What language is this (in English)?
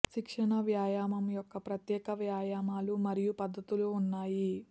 Telugu